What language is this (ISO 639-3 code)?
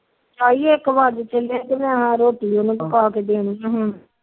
pan